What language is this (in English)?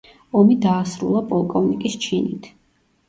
Georgian